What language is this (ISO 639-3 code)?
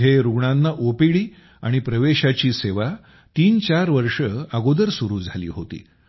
mar